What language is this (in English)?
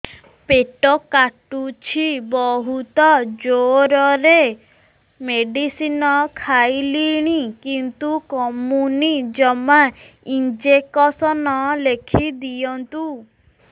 Odia